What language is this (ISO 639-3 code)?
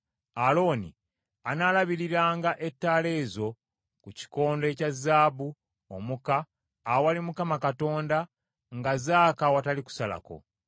lug